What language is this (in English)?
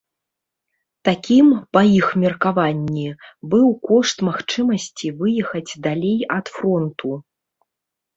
Belarusian